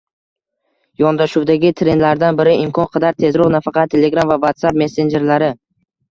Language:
Uzbek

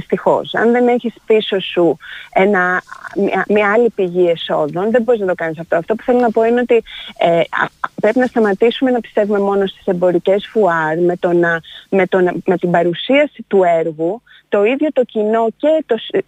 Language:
Greek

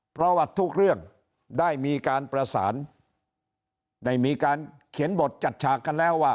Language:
Thai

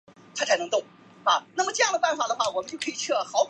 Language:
Chinese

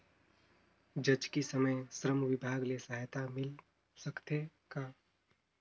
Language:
Chhattisgarhi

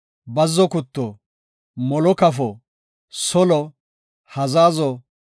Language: Gofa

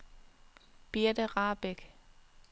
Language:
Danish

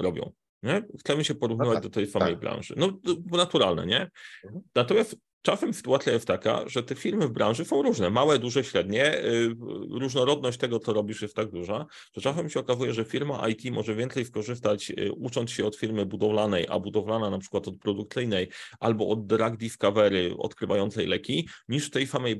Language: Polish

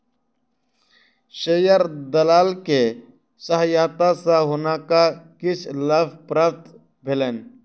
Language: Maithili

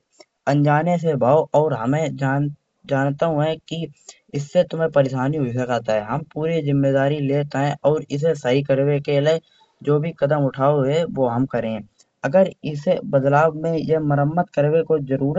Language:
Kanauji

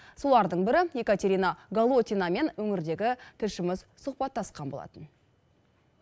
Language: Kazakh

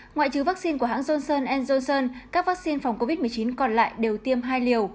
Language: Vietnamese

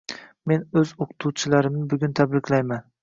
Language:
Uzbek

